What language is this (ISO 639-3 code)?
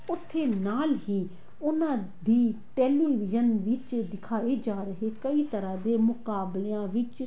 pan